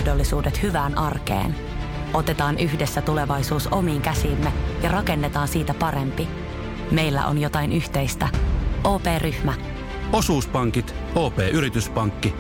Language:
Finnish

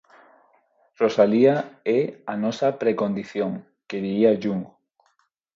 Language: Galician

